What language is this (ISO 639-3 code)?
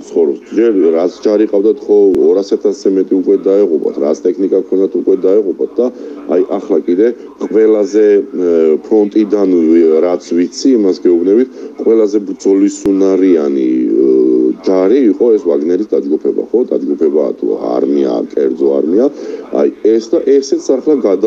ron